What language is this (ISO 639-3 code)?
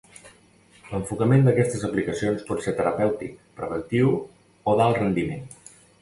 cat